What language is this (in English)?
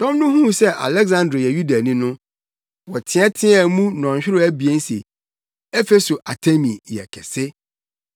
Akan